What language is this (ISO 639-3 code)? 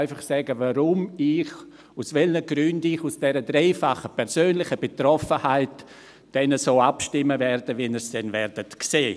gsw